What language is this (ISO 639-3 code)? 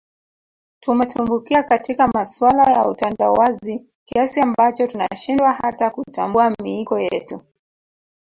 swa